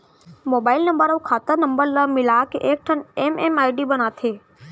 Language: Chhattisgarhi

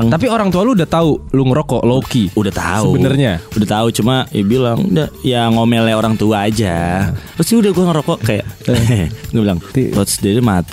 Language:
Indonesian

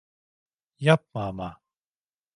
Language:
Turkish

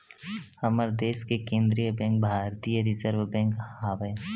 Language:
Chhattisgarhi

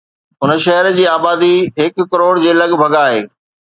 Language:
Sindhi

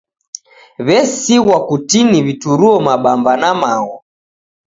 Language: Taita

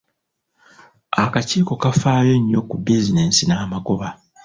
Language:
Ganda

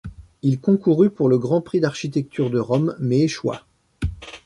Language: French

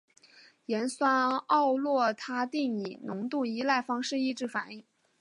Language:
Chinese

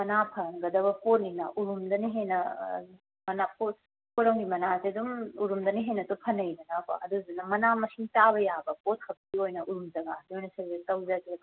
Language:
Manipuri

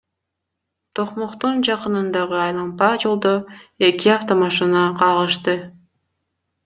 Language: Kyrgyz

